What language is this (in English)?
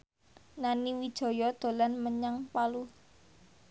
Javanese